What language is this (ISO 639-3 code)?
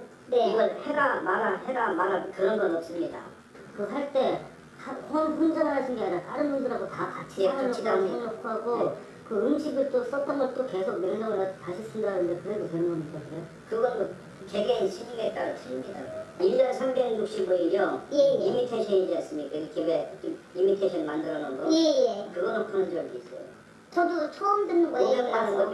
kor